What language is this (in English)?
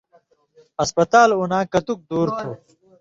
Indus Kohistani